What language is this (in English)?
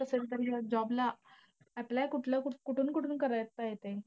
Marathi